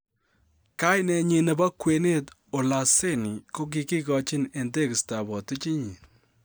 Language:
Kalenjin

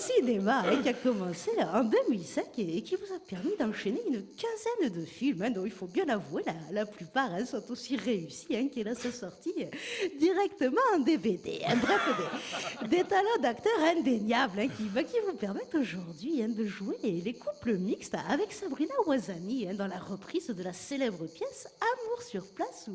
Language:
French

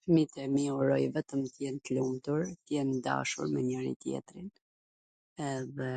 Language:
Gheg Albanian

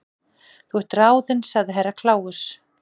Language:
Icelandic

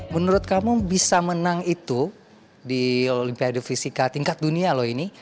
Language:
Indonesian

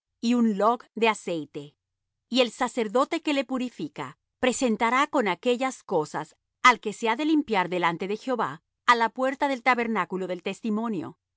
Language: Spanish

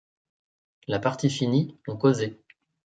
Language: French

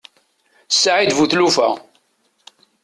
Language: Kabyle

